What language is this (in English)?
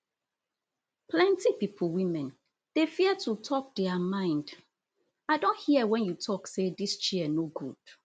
Nigerian Pidgin